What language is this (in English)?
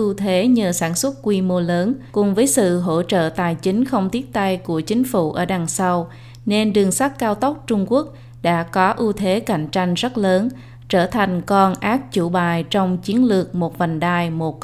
Vietnamese